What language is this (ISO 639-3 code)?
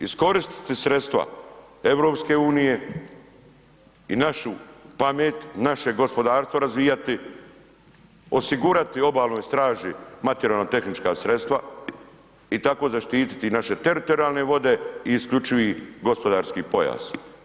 hrv